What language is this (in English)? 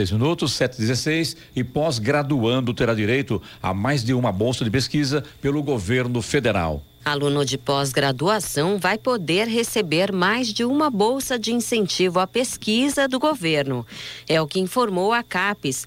Portuguese